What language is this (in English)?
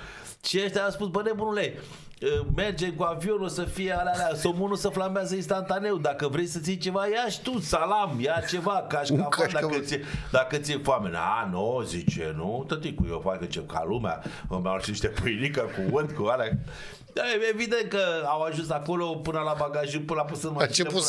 Romanian